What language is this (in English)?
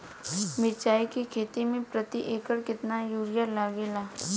Bhojpuri